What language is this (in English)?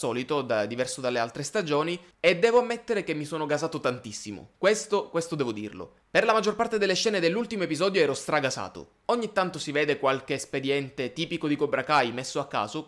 Italian